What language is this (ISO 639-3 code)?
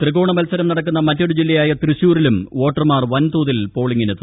mal